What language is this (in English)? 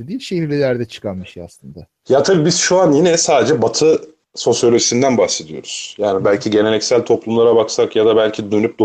Turkish